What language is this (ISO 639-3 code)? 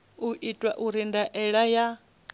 ven